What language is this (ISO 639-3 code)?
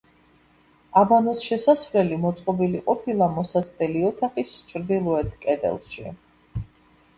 kat